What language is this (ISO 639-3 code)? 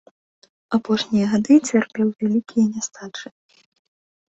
bel